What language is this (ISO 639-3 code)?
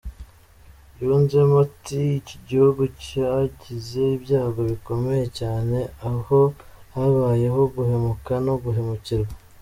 kin